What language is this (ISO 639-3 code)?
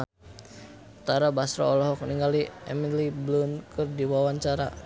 sun